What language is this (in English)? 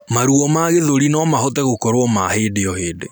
Kikuyu